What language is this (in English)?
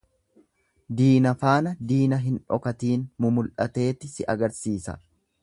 Oromo